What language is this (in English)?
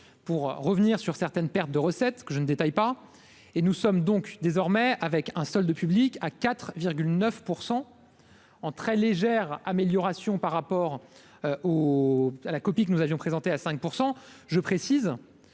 French